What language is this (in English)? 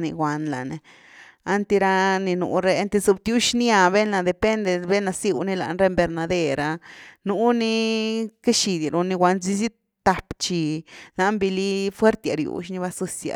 Güilá Zapotec